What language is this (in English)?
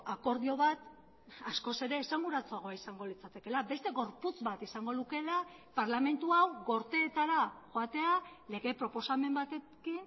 Basque